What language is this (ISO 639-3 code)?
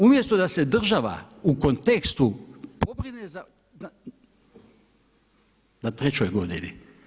hrv